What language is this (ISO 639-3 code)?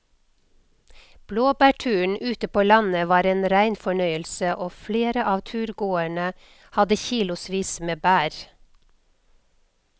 nor